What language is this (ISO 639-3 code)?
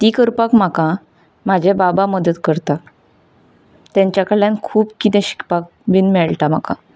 kok